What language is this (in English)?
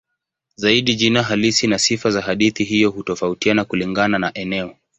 Swahili